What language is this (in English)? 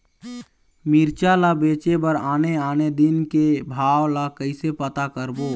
Chhattisgarhi